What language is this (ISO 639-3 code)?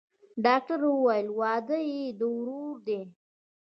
pus